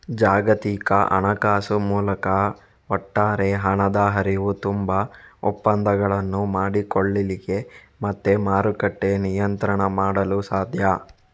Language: Kannada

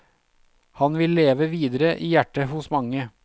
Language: Norwegian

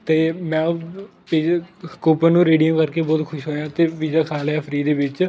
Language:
Punjabi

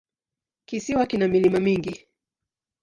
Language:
Swahili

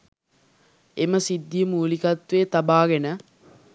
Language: Sinhala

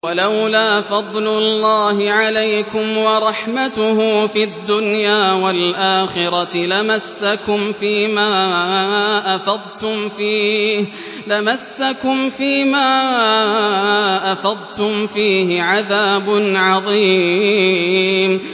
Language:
Arabic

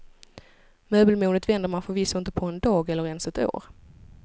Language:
Swedish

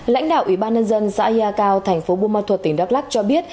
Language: Vietnamese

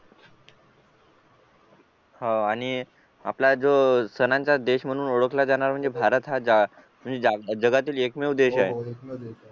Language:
Marathi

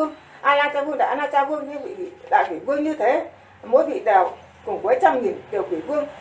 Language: Vietnamese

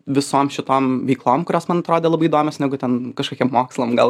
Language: Lithuanian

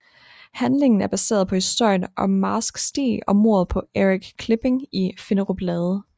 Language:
Danish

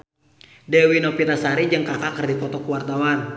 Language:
Sundanese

